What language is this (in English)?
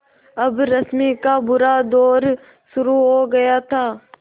Hindi